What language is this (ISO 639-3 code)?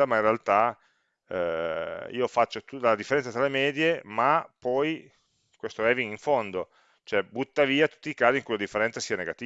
ita